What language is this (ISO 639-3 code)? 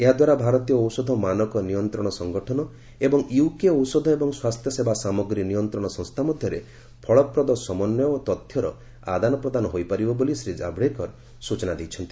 ori